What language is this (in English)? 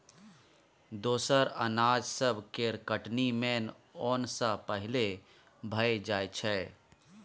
Maithili